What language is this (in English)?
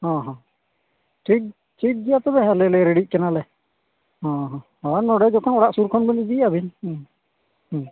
Santali